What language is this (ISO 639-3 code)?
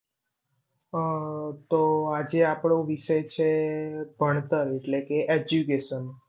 guj